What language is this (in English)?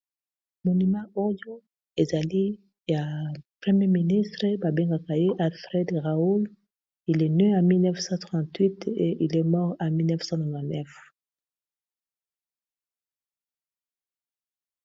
Lingala